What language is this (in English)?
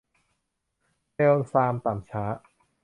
Thai